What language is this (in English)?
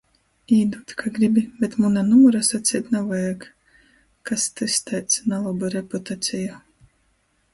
Latgalian